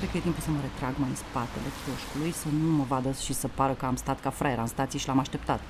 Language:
Romanian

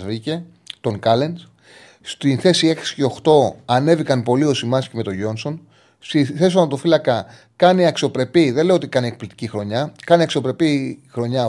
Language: Greek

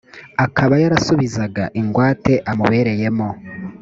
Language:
Kinyarwanda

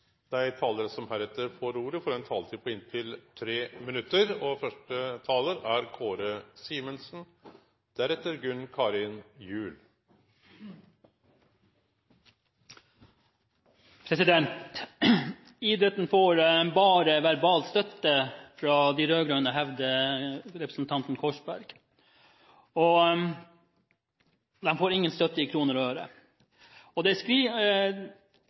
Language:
Norwegian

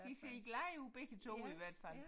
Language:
Danish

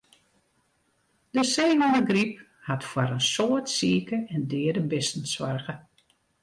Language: Western Frisian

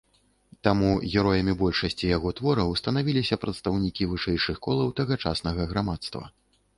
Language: Belarusian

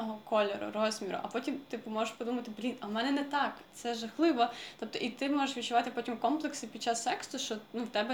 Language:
Ukrainian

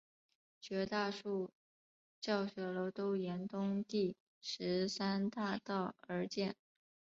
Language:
Chinese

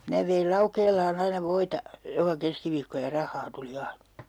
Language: Finnish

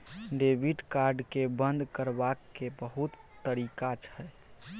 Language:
Maithili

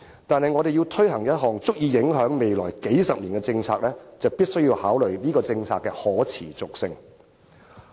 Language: Cantonese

